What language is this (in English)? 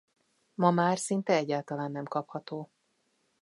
Hungarian